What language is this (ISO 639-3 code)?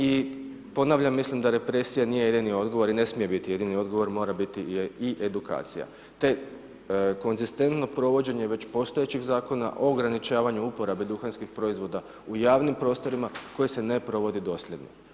hrv